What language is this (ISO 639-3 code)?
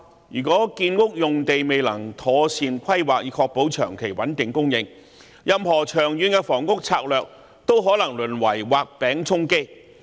yue